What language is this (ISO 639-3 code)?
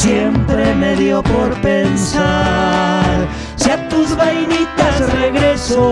ind